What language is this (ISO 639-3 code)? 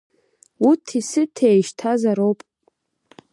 abk